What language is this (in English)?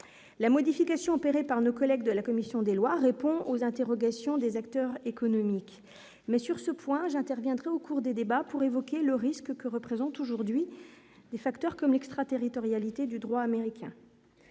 French